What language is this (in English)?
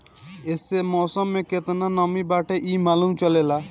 Bhojpuri